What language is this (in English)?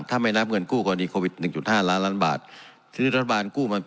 Thai